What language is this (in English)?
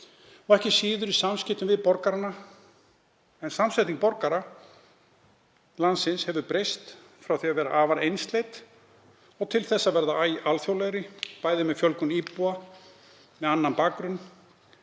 Icelandic